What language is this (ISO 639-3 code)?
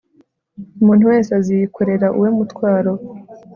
kin